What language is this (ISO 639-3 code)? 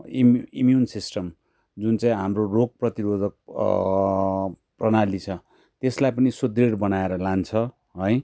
nep